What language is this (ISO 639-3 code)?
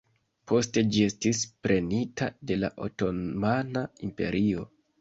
epo